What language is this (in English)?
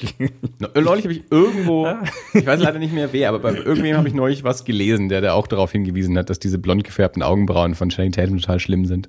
German